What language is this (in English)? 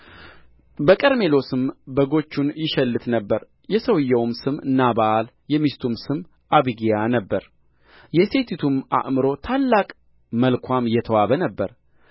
Amharic